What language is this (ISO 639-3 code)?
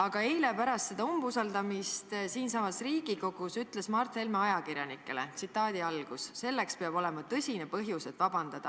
est